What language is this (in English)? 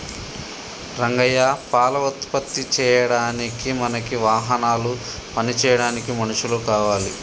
Telugu